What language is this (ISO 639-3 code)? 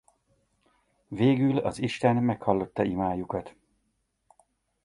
hun